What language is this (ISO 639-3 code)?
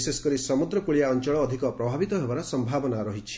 ori